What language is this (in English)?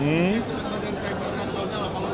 Indonesian